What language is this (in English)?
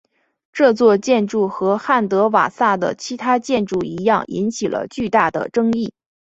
Chinese